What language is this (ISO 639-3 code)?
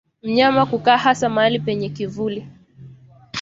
swa